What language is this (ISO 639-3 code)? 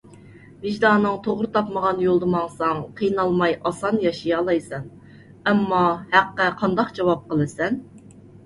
uig